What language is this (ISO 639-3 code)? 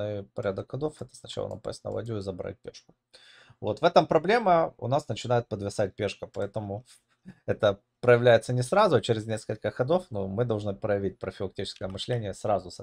rus